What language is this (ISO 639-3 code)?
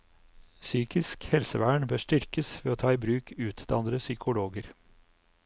nor